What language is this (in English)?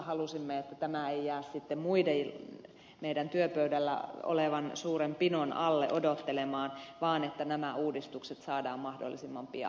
Finnish